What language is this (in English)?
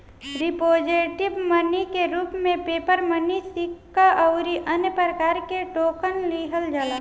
Bhojpuri